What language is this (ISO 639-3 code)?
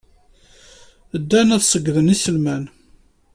kab